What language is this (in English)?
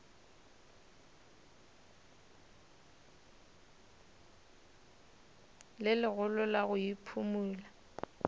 Northern Sotho